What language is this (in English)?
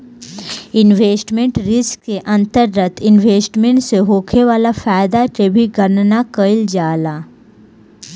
Bhojpuri